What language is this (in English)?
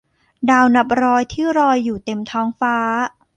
Thai